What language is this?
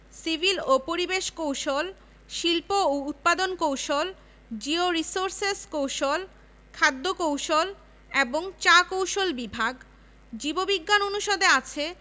Bangla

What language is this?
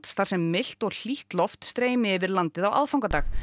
Icelandic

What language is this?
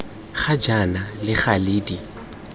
Tswana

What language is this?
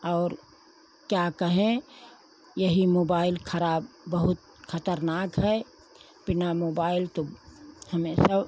Hindi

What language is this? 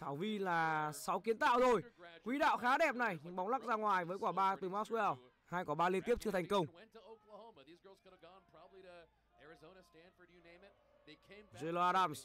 Vietnamese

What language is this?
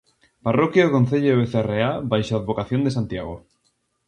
Galician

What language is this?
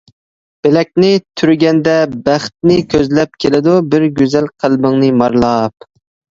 Uyghur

